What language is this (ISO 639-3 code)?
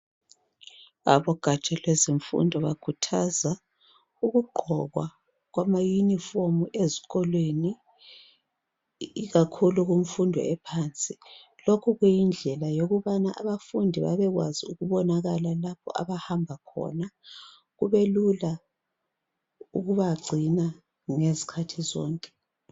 nde